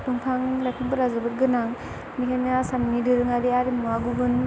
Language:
Bodo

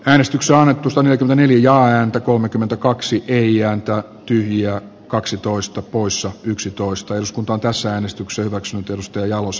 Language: Finnish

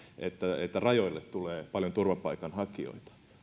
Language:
Finnish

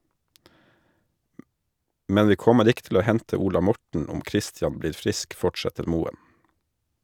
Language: Norwegian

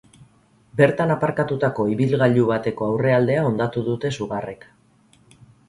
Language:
Basque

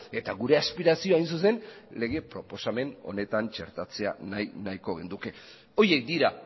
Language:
Basque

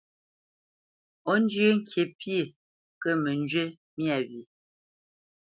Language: Bamenyam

